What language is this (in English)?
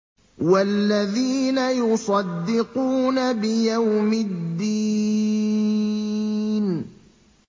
Arabic